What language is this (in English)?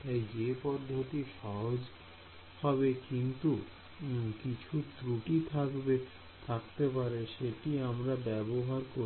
Bangla